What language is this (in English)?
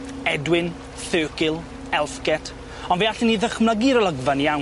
Welsh